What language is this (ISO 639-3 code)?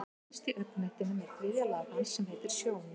isl